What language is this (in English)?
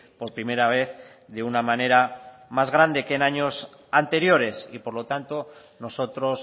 Spanish